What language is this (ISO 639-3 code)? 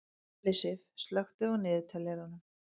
isl